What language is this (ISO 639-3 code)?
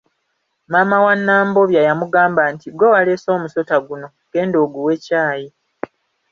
lug